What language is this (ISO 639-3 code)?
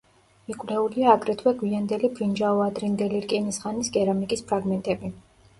kat